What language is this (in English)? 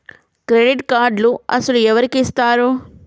Telugu